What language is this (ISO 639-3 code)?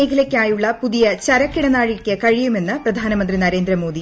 mal